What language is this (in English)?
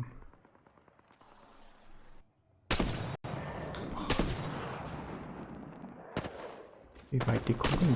German